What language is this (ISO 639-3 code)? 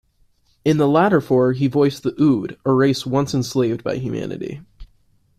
eng